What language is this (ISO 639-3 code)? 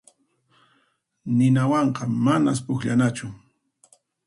qxp